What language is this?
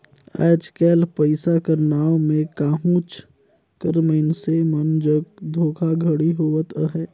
Chhattisgarhi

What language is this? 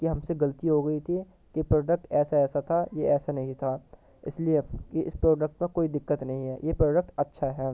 Urdu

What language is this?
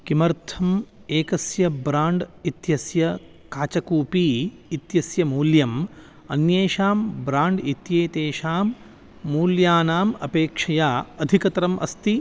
Sanskrit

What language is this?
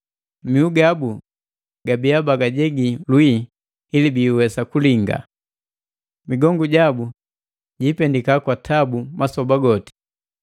Matengo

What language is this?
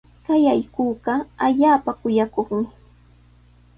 Sihuas Ancash Quechua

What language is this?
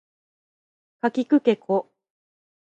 Japanese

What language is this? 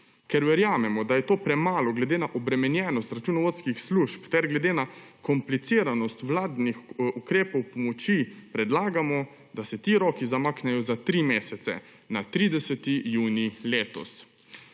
Slovenian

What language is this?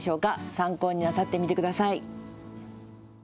Japanese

